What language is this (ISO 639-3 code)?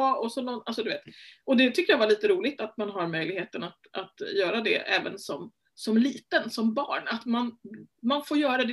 swe